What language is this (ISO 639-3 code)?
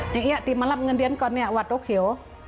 tha